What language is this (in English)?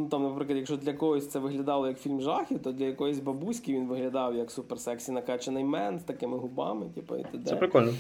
Ukrainian